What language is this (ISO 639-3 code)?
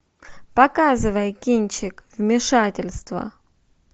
rus